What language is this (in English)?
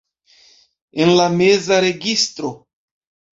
Esperanto